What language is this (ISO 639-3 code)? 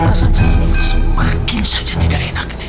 ind